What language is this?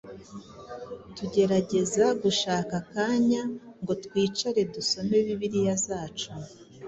Kinyarwanda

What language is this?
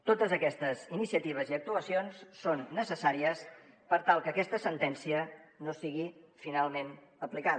Catalan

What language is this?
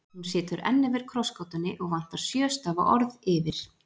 Icelandic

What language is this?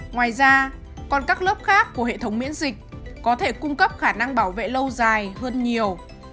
Vietnamese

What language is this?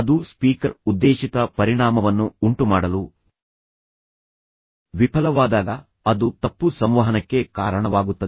Kannada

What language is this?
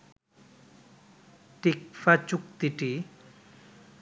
Bangla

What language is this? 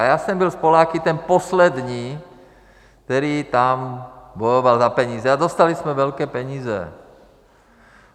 Czech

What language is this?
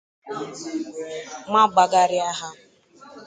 Igbo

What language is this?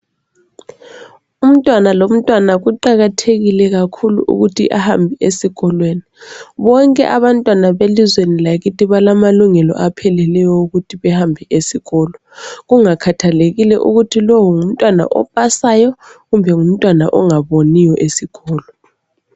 North Ndebele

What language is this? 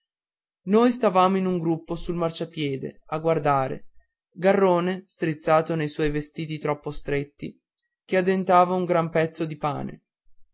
Italian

